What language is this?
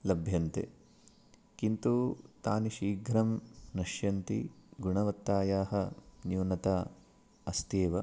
Sanskrit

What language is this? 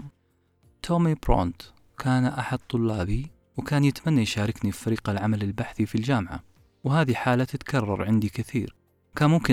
Arabic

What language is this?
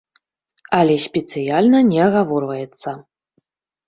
Belarusian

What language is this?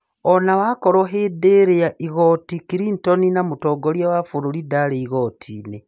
Kikuyu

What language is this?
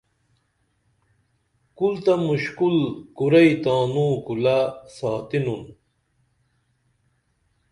Dameli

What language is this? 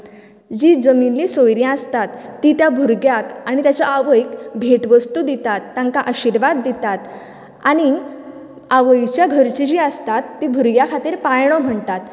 Konkani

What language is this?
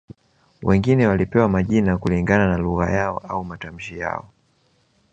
Swahili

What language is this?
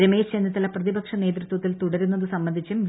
Malayalam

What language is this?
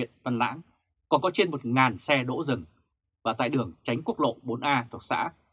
Vietnamese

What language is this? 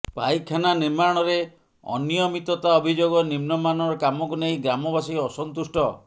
Odia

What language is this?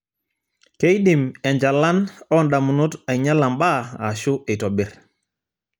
Masai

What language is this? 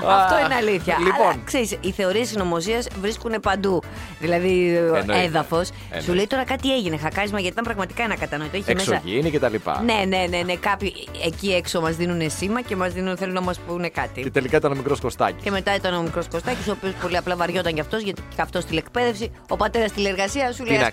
Greek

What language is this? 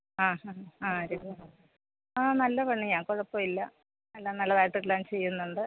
Malayalam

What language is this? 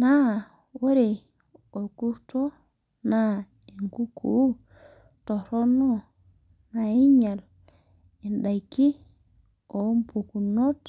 Masai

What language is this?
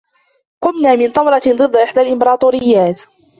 Arabic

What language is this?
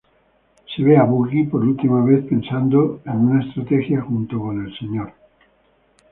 Spanish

